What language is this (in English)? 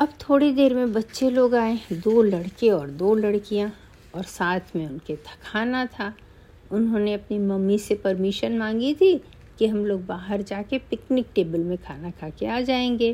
Hindi